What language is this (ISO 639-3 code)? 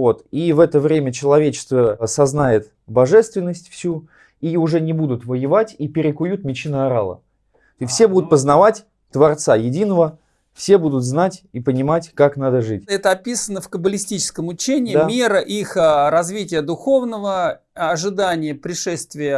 rus